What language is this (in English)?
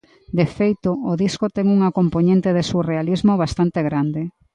Galician